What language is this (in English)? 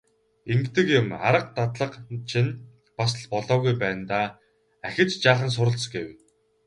Mongolian